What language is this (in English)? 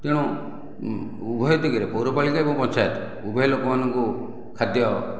Odia